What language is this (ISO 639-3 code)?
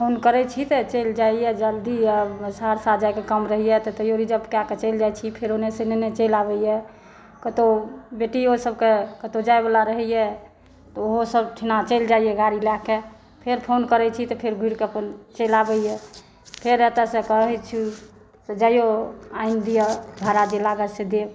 mai